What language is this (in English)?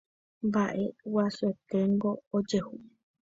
Guarani